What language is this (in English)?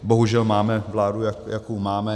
Czech